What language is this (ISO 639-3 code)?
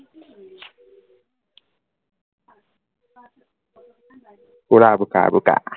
asm